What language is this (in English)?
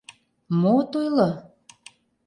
Mari